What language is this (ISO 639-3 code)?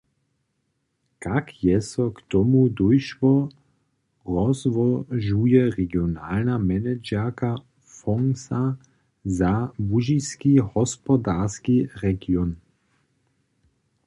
hsb